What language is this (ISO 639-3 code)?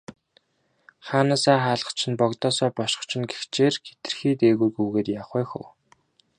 mon